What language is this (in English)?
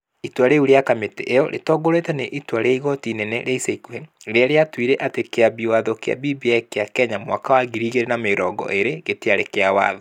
Kikuyu